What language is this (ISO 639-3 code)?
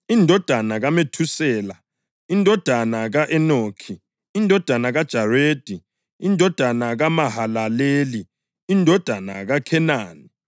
nde